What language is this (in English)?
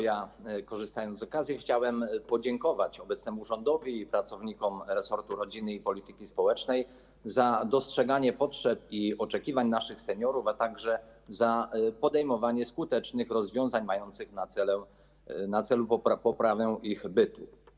Polish